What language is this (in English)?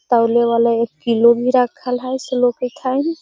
Magahi